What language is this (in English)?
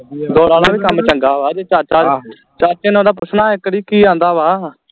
Punjabi